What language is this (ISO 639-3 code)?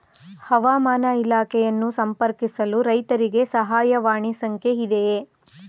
kan